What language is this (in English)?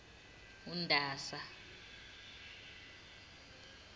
Zulu